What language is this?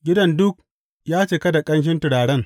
Hausa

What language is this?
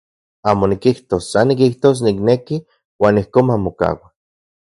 Central Puebla Nahuatl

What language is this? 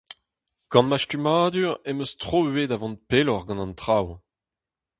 Breton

